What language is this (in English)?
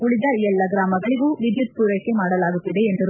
Kannada